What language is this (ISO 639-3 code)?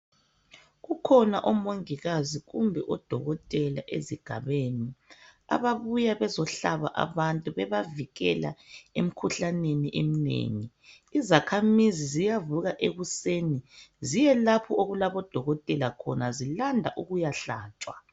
nde